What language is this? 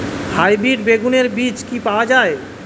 Bangla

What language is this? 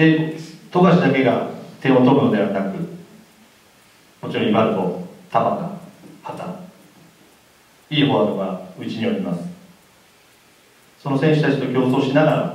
Japanese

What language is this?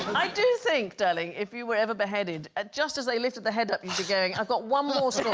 English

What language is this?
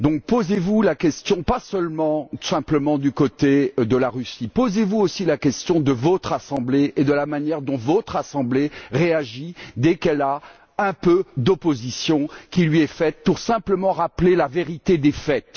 French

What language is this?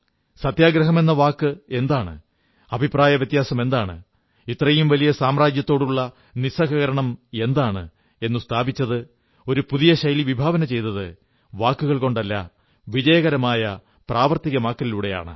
Malayalam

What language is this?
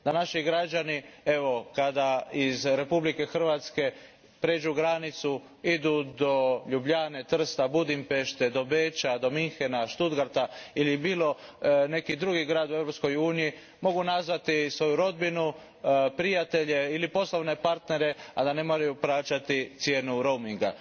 Croatian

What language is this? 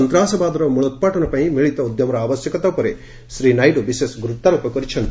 Odia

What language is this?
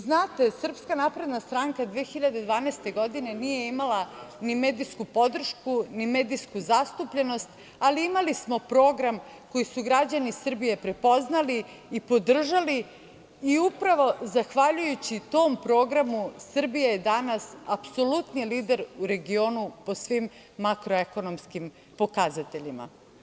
Serbian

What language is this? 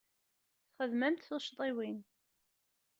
Kabyle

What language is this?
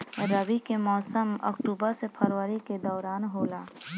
Bhojpuri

